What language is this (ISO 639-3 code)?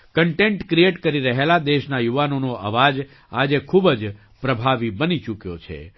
guj